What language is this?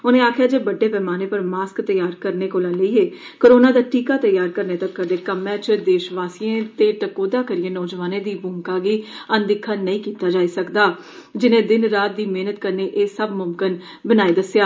Dogri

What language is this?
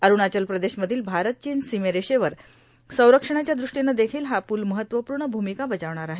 Marathi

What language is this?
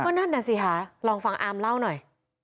Thai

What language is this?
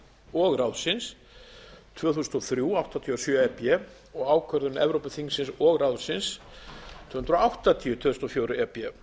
Icelandic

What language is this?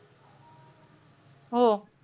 Marathi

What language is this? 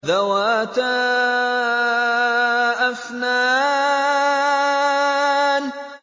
Arabic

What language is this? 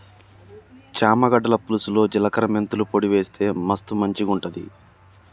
Telugu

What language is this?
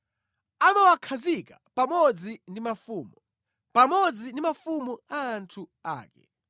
Nyanja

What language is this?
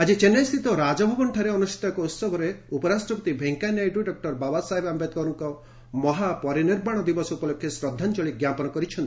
Odia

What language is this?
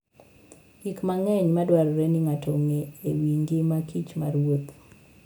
Luo (Kenya and Tanzania)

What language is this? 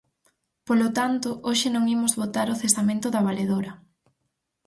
Galician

